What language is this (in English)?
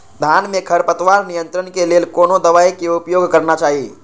Maithili